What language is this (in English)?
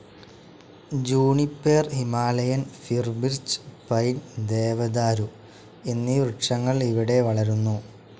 Malayalam